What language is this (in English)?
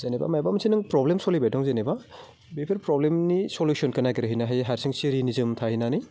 Bodo